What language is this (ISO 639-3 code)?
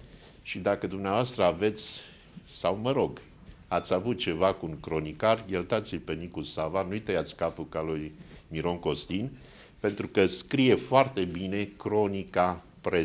ron